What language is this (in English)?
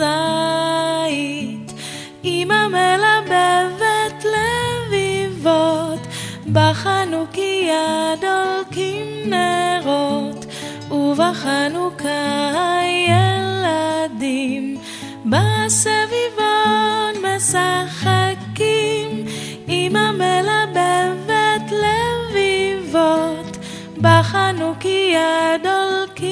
Hebrew